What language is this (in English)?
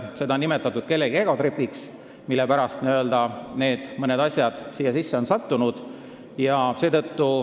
Estonian